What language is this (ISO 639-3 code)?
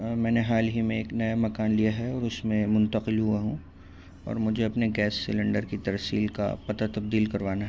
urd